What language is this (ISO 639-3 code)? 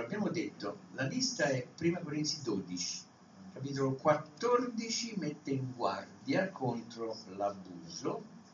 ita